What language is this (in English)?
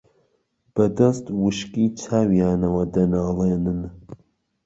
Central Kurdish